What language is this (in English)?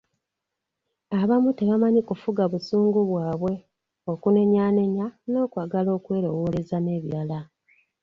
Ganda